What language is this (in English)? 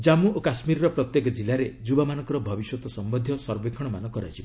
Odia